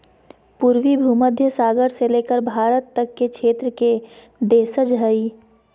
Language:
Magahi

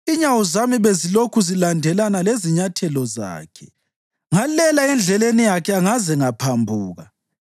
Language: North Ndebele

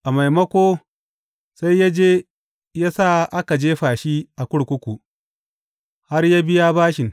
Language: Hausa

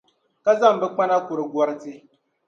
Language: Dagbani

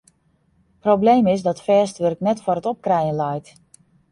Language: Western Frisian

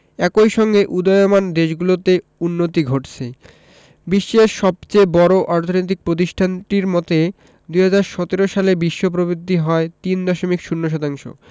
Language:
Bangla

